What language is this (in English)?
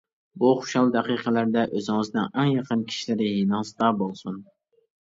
Uyghur